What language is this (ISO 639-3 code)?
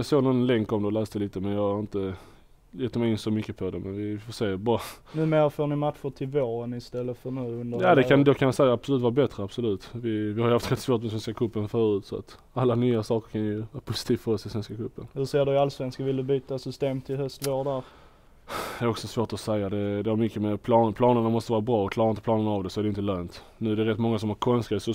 swe